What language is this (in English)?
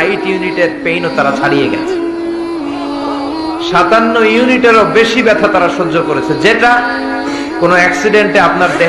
Bangla